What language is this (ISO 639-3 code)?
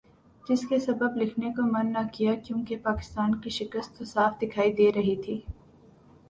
urd